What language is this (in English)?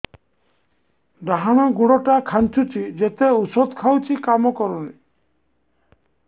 Odia